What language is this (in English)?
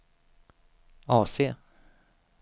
Swedish